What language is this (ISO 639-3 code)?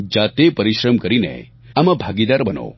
guj